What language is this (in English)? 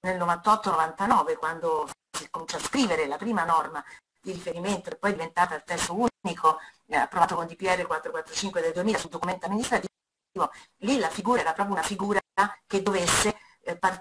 Italian